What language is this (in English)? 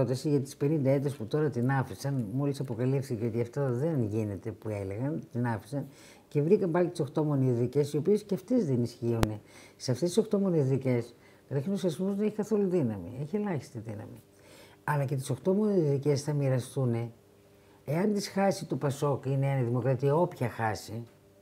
Greek